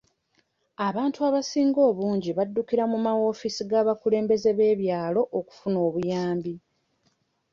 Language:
Ganda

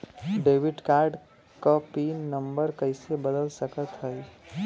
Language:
Bhojpuri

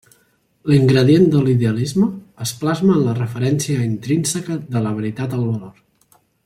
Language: Catalan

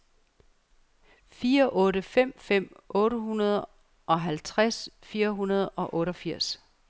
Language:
Danish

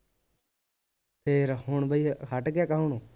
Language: Punjabi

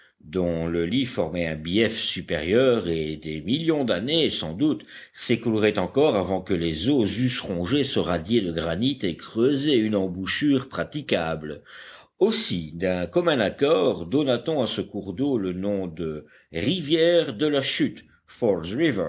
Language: French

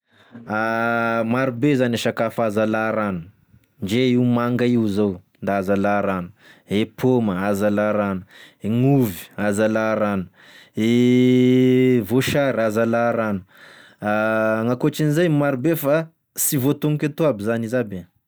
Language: Tesaka Malagasy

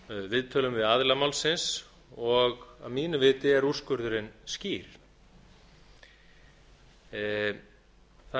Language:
Icelandic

